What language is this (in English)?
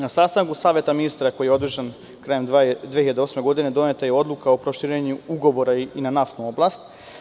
Serbian